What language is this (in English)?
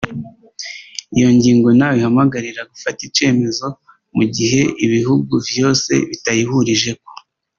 Kinyarwanda